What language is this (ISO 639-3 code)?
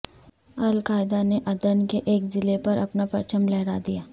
urd